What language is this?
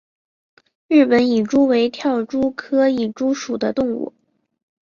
Chinese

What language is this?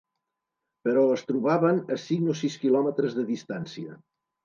Catalan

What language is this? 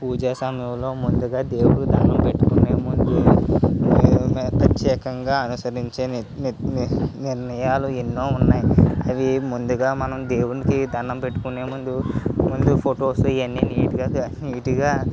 Telugu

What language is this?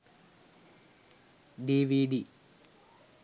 Sinhala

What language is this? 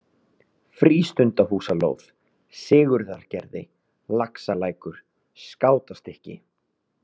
Icelandic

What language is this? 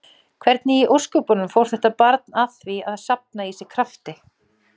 Icelandic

